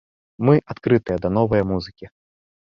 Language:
Belarusian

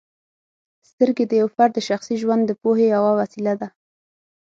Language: Pashto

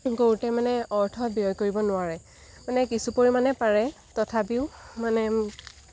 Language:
Assamese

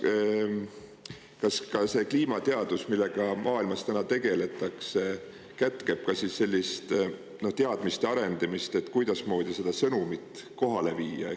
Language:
Estonian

